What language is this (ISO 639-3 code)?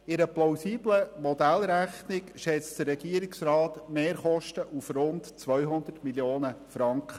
gsw